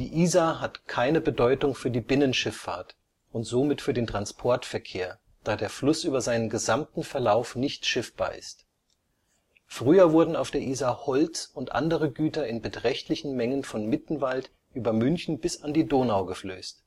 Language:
German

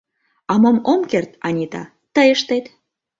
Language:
Mari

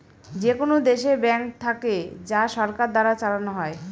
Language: Bangla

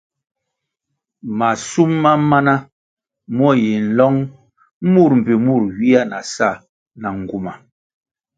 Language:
Kwasio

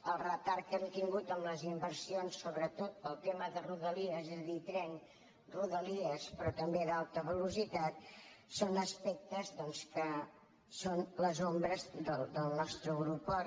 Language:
Catalan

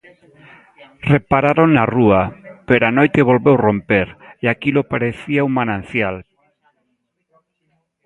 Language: Galician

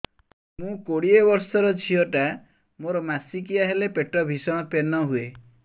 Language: Odia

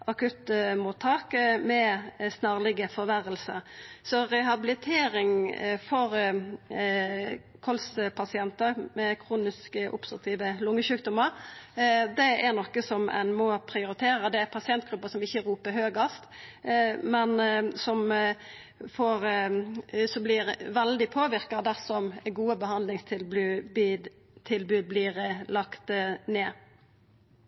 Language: Norwegian Nynorsk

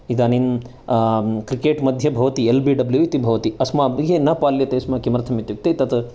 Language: Sanskrit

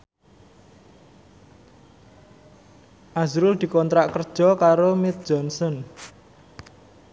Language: Javanese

